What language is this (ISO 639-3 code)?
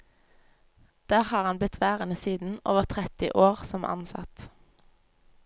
nor